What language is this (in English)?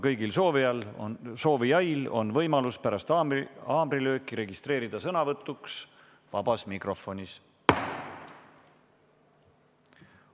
Estonian